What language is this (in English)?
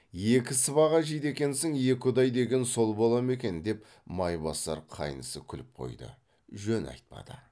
Kazakh